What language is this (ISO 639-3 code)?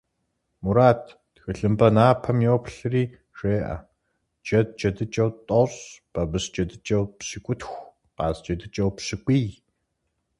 kbd